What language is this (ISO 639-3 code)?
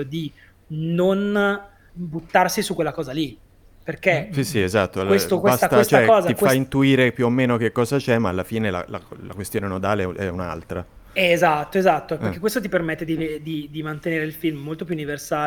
ita